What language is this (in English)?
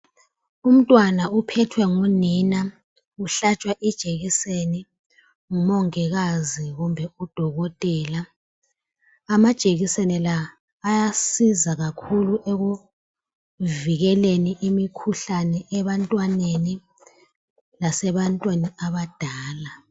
North Ndebele